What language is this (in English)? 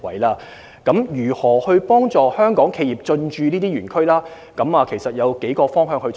Cantonese